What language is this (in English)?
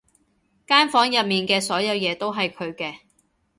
Cantonese